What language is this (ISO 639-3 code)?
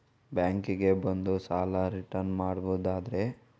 kan